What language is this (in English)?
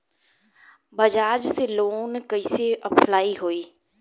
Bhojpuri